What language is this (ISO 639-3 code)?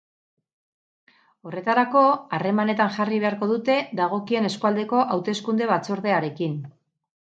eus